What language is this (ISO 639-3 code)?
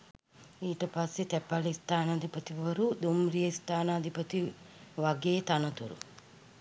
sin